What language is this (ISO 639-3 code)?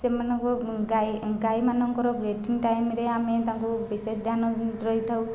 ori